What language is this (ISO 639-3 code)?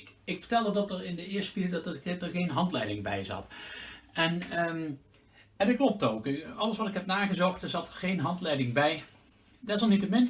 nld